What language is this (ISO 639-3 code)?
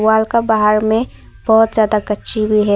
hin